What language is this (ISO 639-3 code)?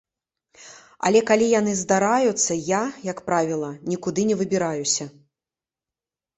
bel